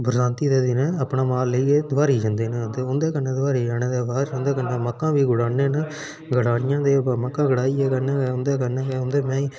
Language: Dogri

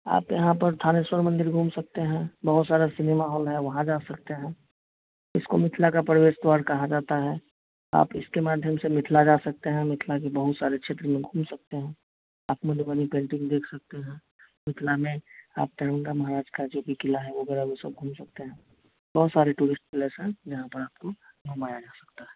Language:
Hindi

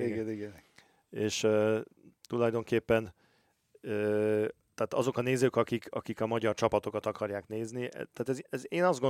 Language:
Hungarian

